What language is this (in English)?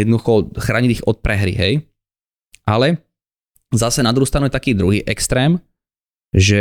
Slovak